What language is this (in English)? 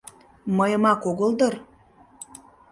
Mari